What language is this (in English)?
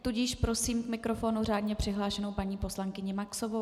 Czech